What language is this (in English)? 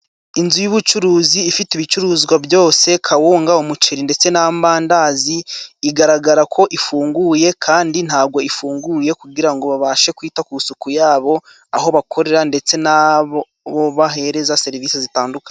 Kinyarwanda